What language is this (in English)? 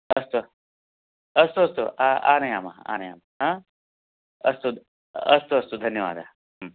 Sanskrit